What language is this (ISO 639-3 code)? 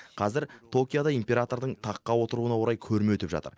kaz